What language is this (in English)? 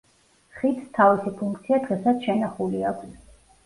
Georgian